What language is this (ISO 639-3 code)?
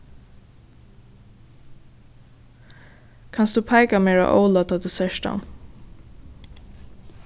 fao